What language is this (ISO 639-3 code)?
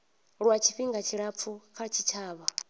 ven